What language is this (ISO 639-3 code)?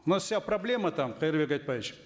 kaz